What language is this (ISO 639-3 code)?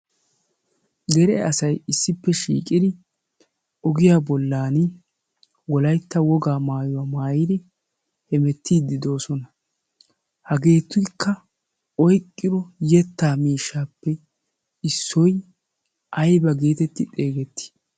wal